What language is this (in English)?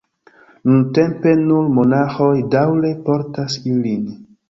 Esperanto